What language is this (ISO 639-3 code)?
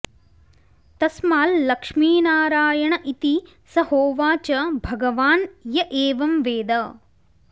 san